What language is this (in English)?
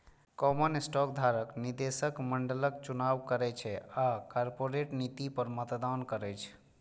Maithili